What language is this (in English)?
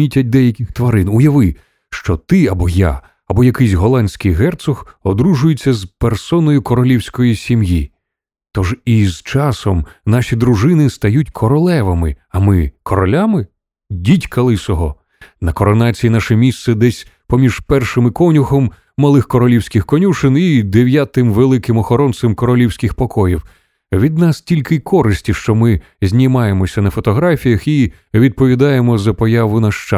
Ukrainian